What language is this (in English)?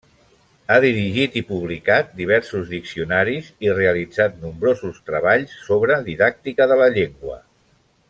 Catalan